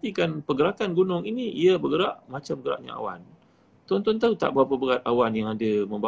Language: Malay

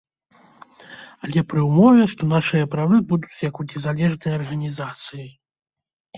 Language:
Belarusian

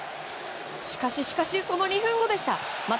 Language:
Japanese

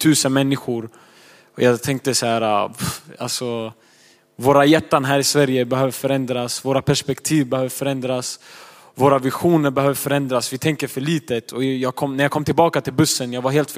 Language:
Swedish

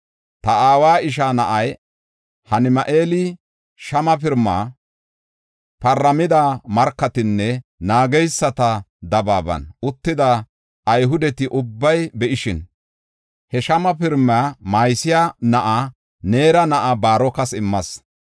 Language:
Gofa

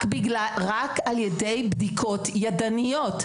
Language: Hebrew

